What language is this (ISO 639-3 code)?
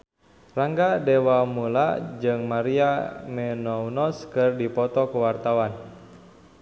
sun